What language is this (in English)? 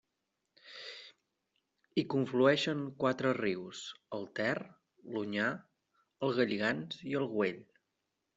Catalan